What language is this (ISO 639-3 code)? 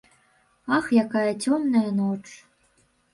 bel